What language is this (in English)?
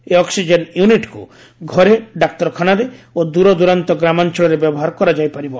Odia